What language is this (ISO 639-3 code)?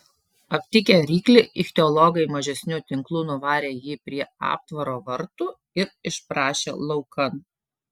lit